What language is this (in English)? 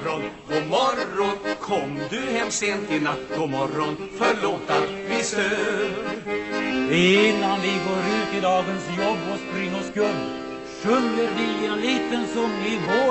Swedish